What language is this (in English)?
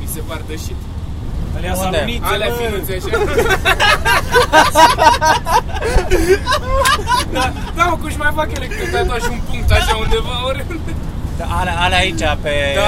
Romanian